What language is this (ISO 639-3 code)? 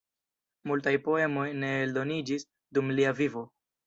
epo